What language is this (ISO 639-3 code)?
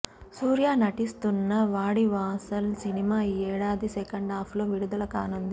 tel